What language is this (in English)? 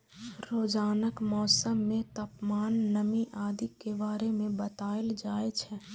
Maithili